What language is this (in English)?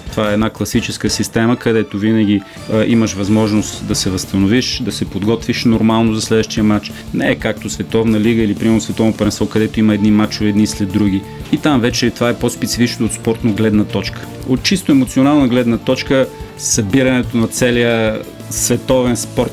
Bulgarian